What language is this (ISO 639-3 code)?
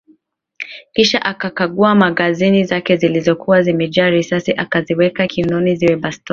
swa